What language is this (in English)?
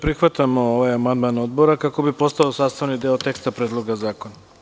Serbian